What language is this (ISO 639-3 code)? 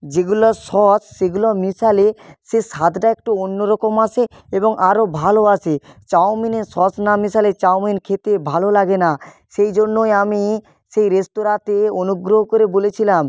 ben